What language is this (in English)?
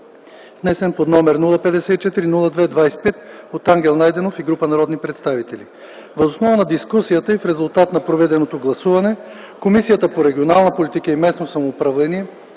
Bulgarian